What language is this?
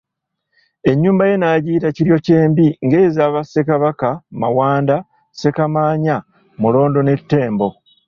Ganda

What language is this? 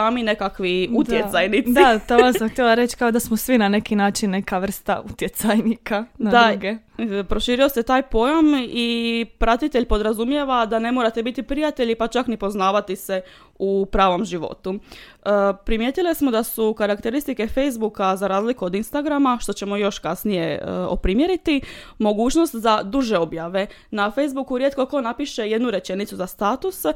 Croatian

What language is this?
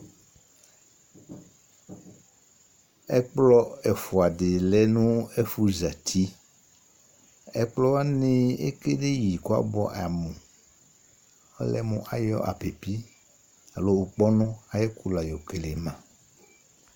Ikposo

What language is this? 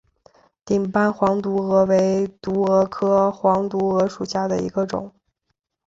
Chinese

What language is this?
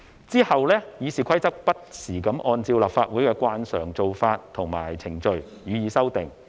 Cantonese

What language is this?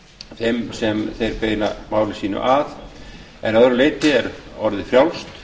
Icelandic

